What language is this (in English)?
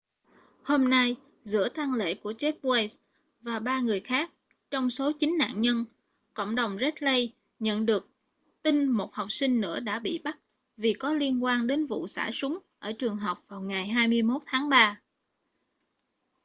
Vietnamese